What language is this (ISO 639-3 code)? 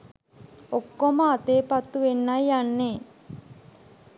sin